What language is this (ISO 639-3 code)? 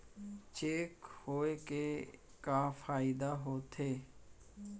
hne